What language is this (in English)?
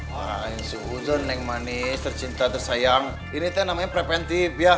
Indonesian